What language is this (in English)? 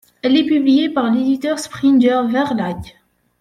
French